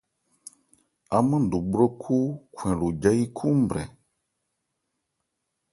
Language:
Ebrié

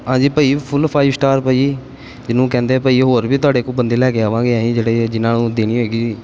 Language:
Punjabi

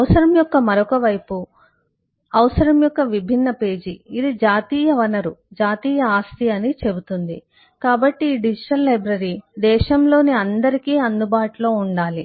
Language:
Telugu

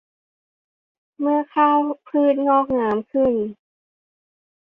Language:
Thai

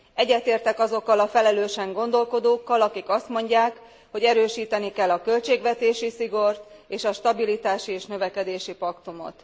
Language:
Hungarian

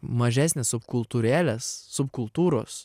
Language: Lithuanian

